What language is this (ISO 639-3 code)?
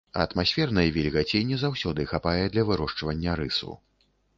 bel